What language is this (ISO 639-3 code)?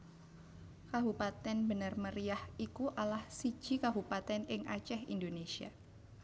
jav